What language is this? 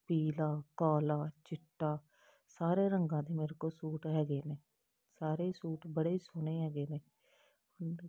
Punjabi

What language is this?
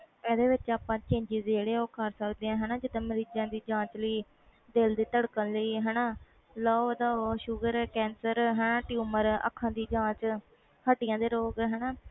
Punjabi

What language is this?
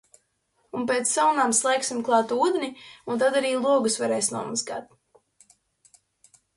Latvian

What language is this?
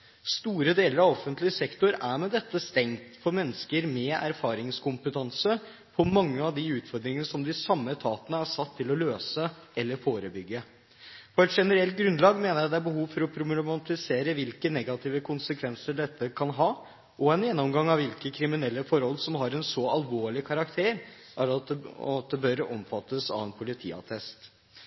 Norwegian Bokmål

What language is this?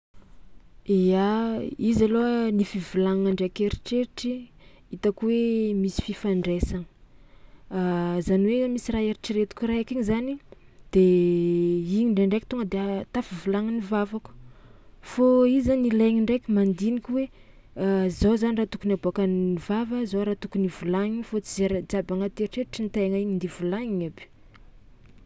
Tsimihety Malagasy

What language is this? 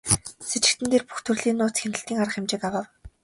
Mongolian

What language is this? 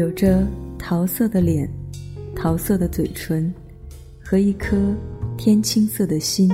Chinese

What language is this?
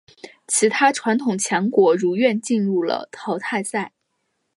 Chinese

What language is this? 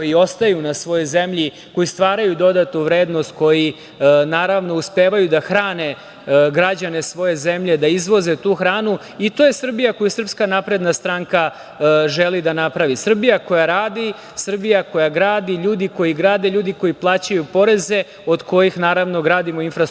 Serbian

